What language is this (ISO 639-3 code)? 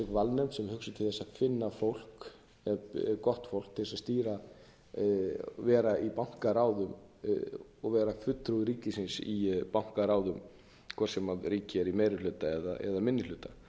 isl